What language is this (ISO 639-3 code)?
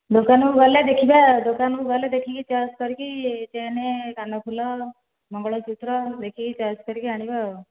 ori